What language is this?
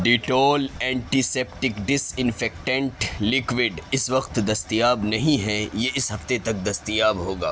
Urdu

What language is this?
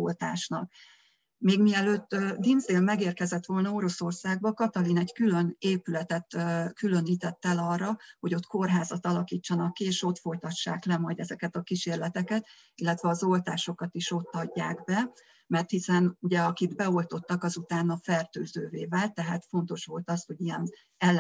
Hungarian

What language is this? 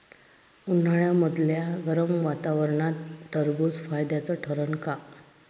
Marathi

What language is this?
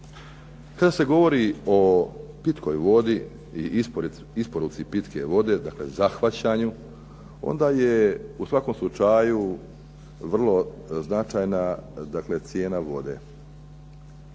Croatian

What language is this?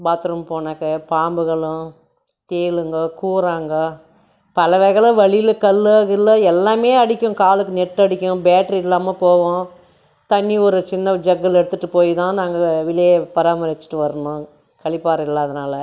Tamil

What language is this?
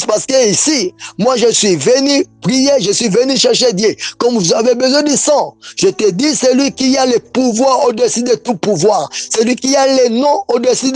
French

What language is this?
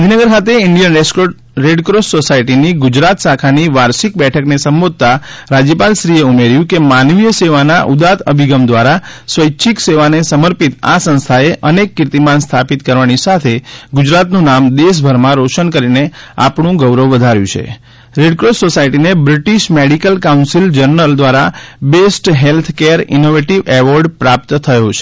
Gujarati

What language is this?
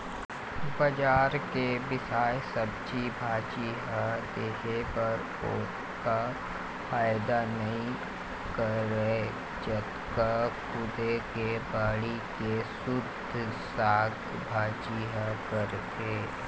Chhattisgarhi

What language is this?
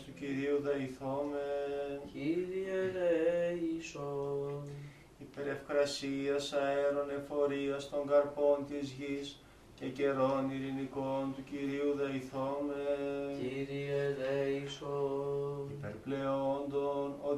Greek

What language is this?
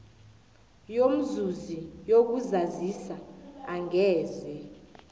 South Ndebele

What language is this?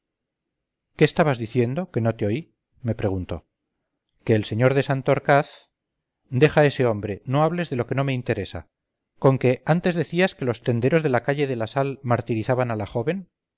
Spanish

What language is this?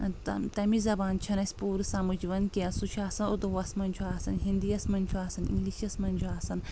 Kashmiri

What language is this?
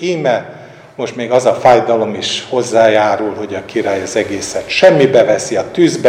Hungarian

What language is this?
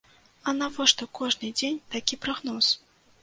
Belarusian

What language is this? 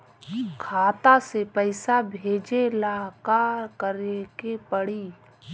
Bhojpuri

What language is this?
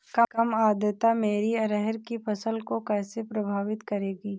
Hindi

